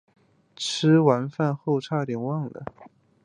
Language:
Chinese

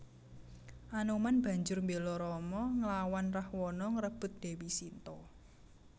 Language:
Javanese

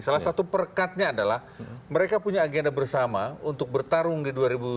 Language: Indonesian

